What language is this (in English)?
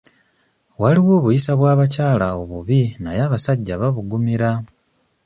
Ganda